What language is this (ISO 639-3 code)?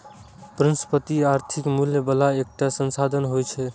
mai